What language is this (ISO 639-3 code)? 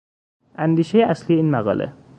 fas